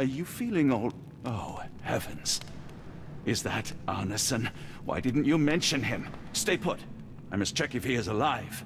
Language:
Polish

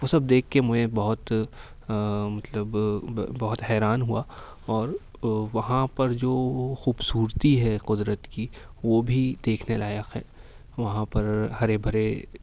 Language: Urdu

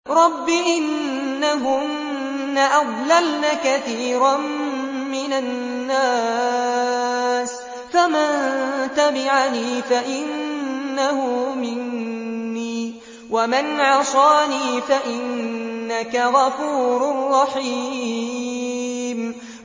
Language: Arabic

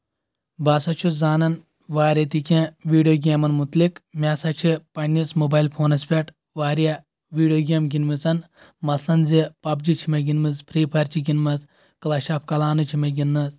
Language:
Kashmiri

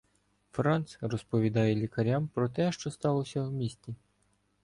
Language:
Ukrainian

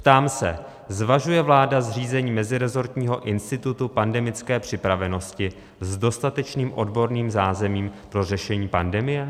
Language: Czech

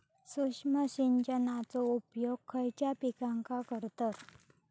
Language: Marathi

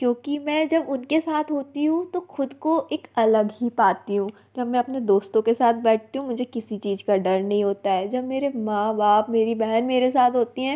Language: Hindi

